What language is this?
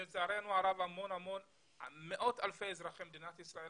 Hebrew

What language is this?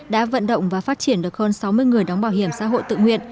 Vietnamese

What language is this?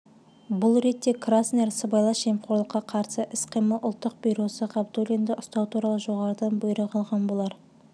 Kazakh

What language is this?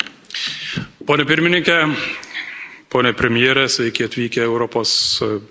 Lithuanian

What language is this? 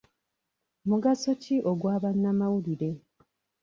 Ganda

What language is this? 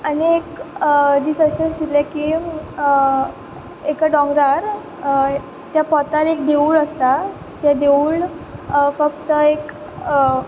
Konkani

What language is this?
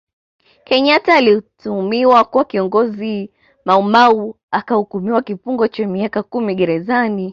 Swahili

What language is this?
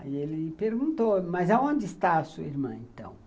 Portuguese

